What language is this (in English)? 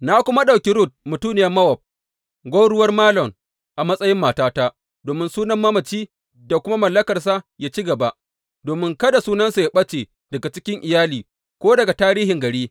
Hausa